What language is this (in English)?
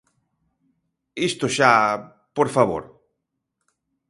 Galician